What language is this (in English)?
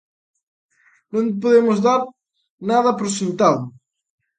Galician